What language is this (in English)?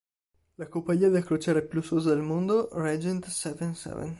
Italian